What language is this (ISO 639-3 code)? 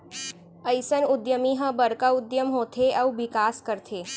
hne